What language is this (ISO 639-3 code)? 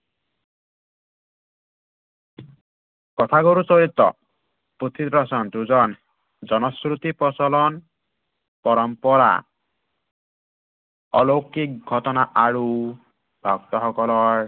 asm